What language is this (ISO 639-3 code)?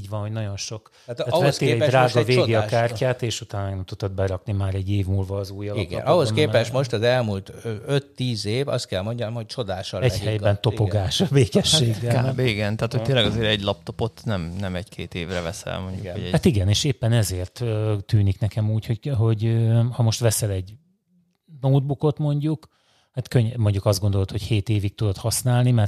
hun